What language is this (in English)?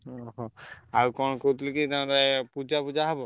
Odia